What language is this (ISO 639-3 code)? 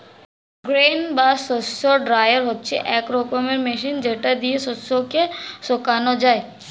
ben